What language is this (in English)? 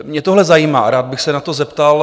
Czech